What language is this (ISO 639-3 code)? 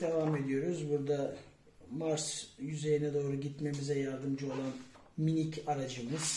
tur